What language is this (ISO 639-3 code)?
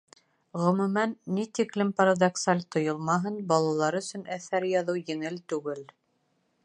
bak